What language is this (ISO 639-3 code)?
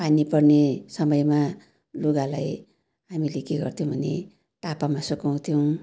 nep